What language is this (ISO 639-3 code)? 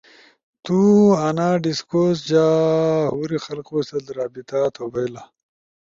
ush